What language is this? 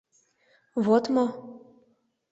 Mari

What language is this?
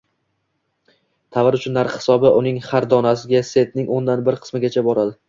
Uzbek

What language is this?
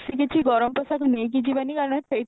Odia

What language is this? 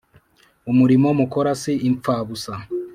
Kinyarwanda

